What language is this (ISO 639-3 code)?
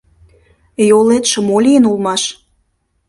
chm